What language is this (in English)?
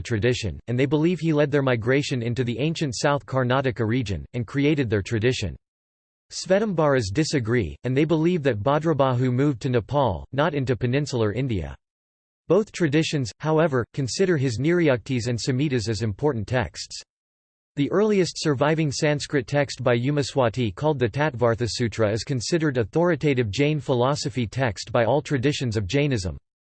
English